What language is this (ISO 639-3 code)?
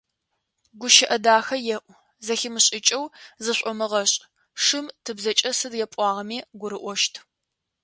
ady